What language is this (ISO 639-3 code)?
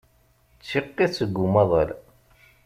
kab